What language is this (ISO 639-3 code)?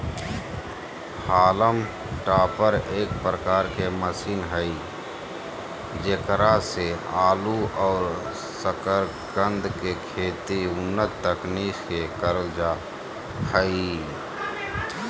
mag